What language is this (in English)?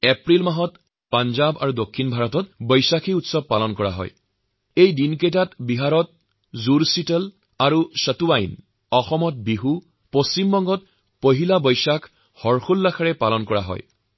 Assamese